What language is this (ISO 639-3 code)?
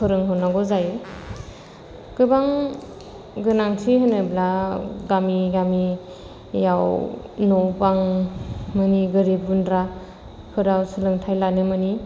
brx